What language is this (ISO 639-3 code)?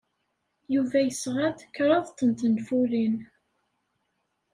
kab